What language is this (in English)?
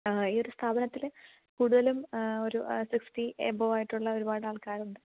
Malayalam